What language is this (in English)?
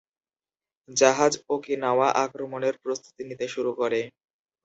Bangla